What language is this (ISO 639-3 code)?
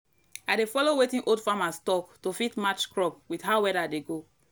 pcm